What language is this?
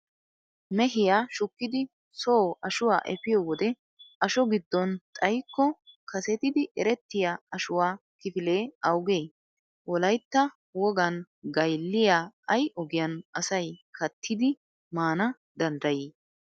Wolaytta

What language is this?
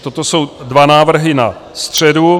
Czech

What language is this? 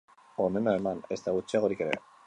Basque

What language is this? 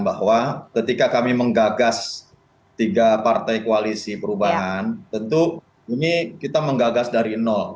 Indonesian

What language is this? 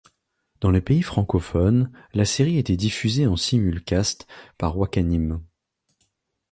French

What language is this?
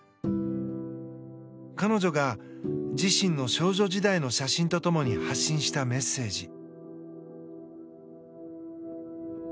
Japanese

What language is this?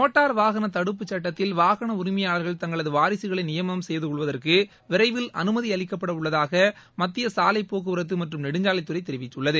Tamil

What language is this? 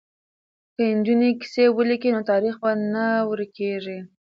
Pashto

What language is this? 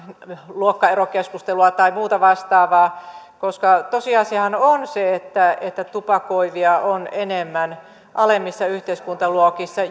Finnish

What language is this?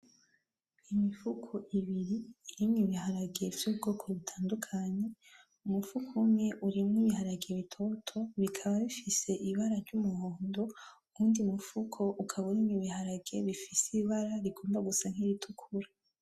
Rundi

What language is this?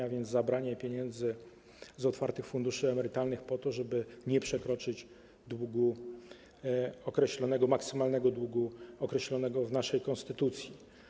Polish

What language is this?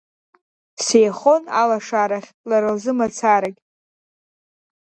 Abkhazian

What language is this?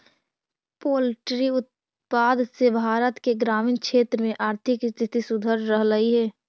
Magahi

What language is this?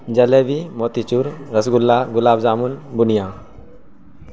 Urdu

